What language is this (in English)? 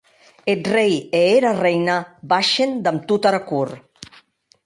Occitan